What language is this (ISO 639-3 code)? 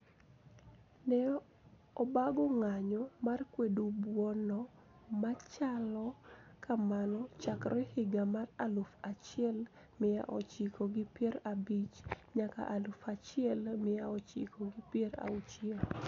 luo